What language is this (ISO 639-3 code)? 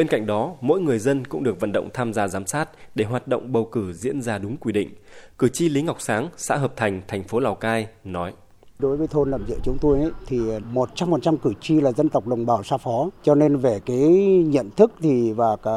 vie